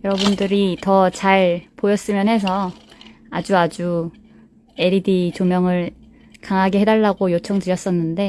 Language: Korean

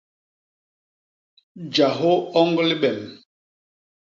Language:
Basaa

